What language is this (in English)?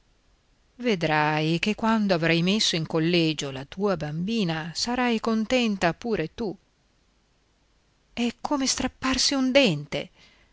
Italian